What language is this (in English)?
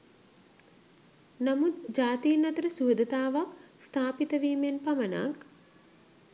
Sinhala